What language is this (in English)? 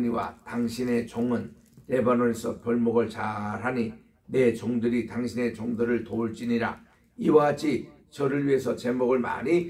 Korean